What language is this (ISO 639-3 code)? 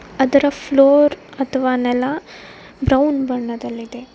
kan